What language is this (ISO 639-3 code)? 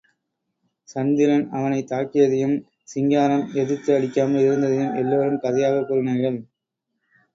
tam